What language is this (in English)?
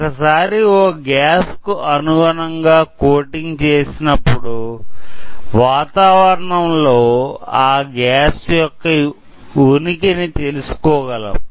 Telugu